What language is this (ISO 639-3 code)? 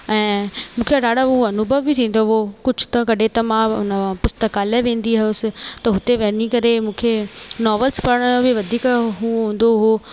snd